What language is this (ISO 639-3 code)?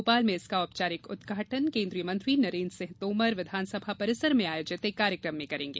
hin